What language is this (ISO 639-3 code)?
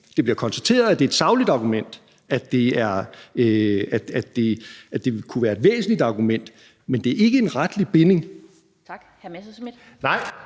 dan